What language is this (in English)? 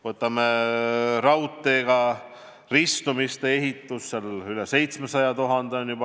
Estonian